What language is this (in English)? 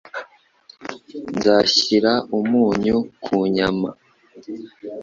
Kinyarwanda